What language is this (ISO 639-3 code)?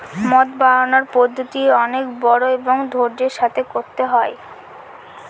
ben